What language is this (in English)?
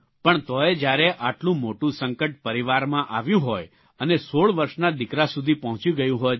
Gujarati